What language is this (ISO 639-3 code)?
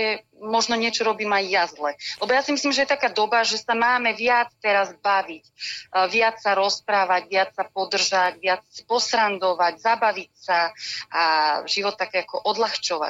slk